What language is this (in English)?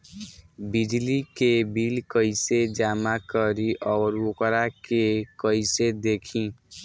Bhojpuri